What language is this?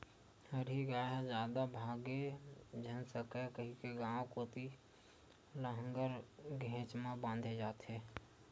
Chhattisgarhi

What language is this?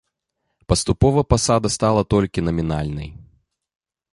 Belarusian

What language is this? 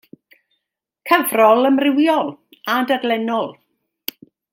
Welsh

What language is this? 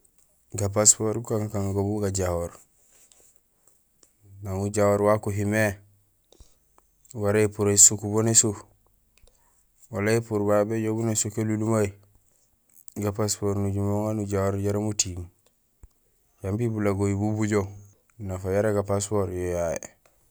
Gusilay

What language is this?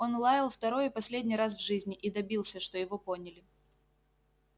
Russian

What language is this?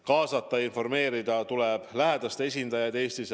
Estonian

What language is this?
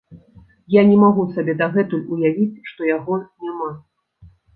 Belarusian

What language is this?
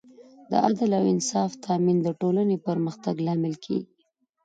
Pashto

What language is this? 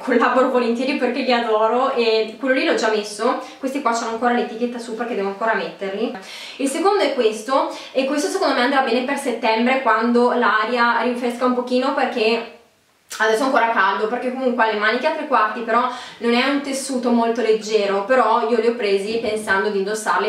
Italian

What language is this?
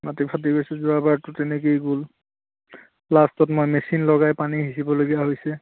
Assamese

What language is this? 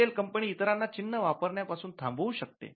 Marathi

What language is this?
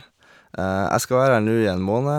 Norwegian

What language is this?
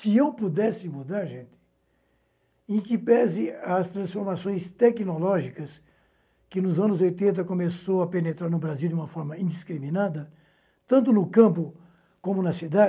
Portuguese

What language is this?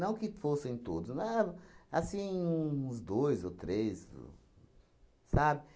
Portuguese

